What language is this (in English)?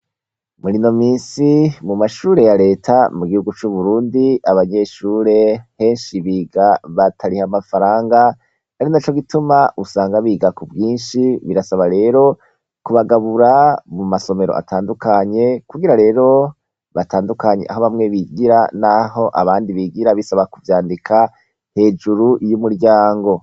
Rundi